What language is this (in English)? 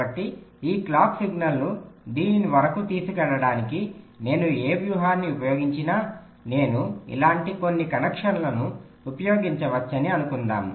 Telugu